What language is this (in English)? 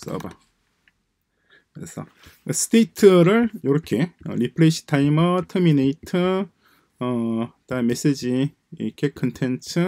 Korean